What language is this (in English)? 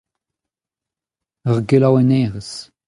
Breton